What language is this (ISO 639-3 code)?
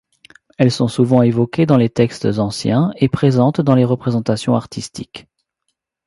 fra